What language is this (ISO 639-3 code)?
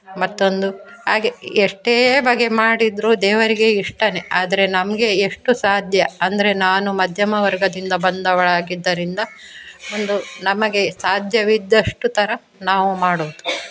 kan